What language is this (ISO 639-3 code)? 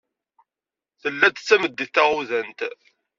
kab